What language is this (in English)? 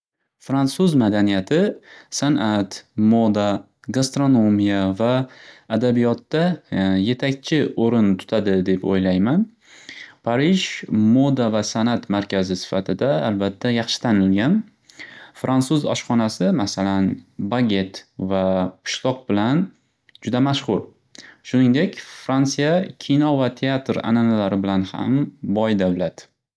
Uzbek